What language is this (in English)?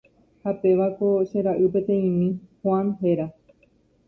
Guarani